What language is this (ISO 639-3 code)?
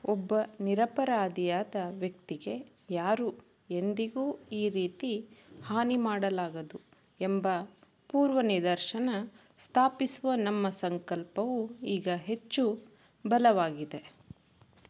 kan